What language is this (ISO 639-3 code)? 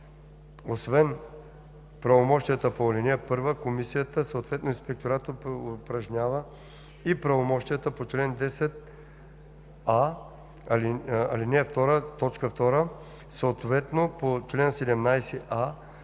bul